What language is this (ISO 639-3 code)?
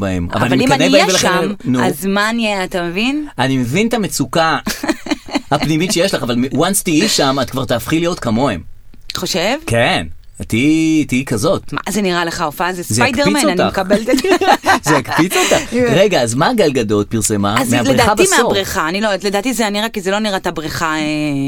heb